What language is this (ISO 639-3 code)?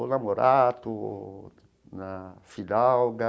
por